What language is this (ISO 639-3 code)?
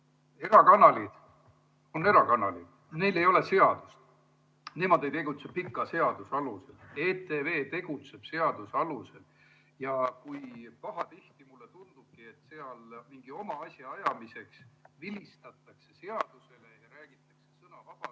est